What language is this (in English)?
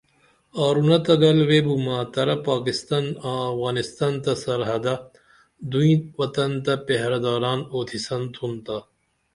Dameli